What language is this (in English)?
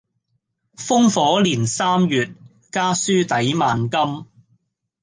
Cantonese